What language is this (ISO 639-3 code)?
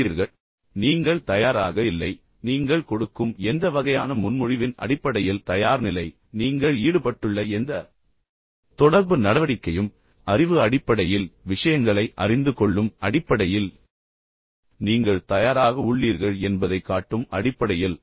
tam